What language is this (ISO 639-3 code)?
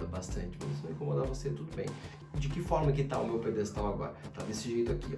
por